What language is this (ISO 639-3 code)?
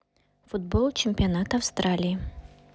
rus